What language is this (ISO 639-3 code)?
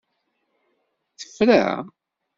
kab